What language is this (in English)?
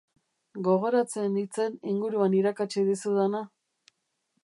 Basque